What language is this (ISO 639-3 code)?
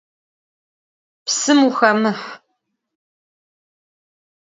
ady